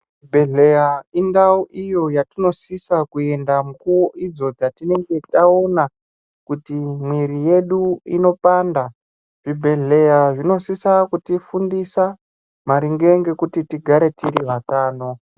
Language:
Ndau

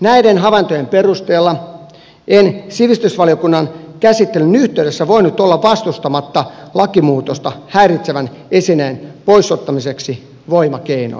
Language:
Finnish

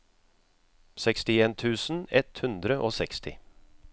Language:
Norwegian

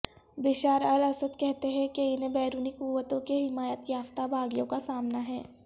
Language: Urdu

